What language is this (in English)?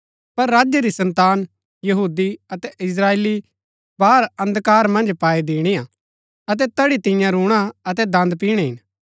Gaddi